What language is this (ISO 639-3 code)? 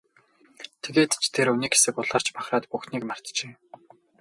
mon